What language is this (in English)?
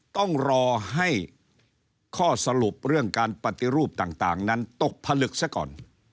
Thai